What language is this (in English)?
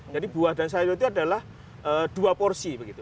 Indonesian